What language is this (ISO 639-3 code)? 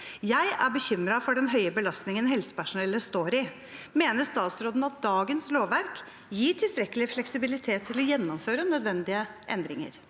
nor